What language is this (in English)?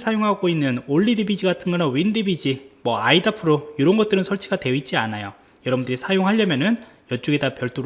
Korean